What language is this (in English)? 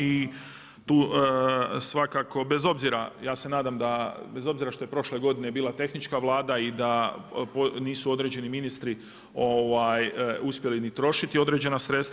Croatian